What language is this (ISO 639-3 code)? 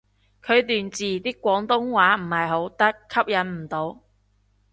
yue